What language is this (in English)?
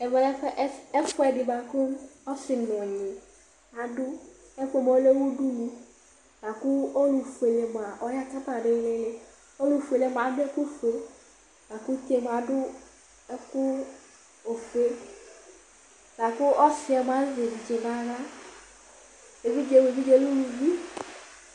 Ikposo